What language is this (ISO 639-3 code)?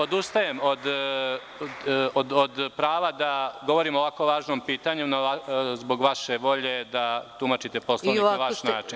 srp